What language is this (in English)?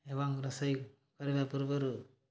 Odia